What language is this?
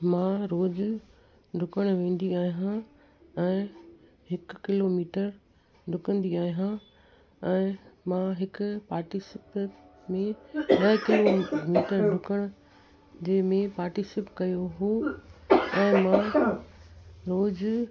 Sindhi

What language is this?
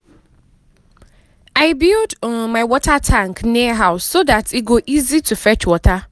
Nigerian Pidgin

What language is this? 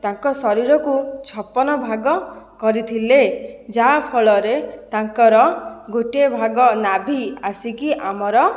Odia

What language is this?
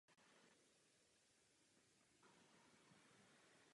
Czech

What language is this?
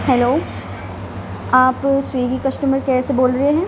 Urdu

